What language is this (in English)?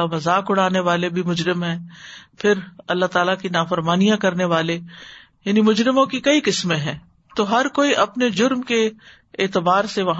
Urdu